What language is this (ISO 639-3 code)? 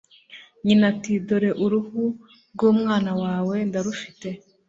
kin